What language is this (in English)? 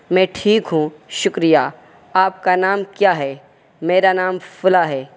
Urdu